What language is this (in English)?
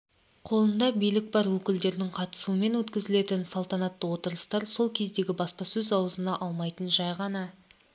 Kazakh